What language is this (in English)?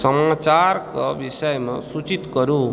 Maithili